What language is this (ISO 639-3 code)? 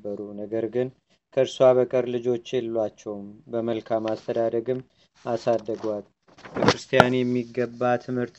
amh